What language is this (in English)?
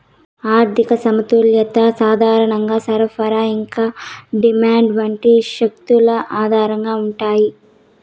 Telugu